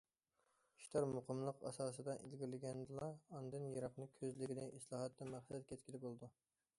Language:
Uyghur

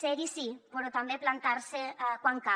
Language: Catalan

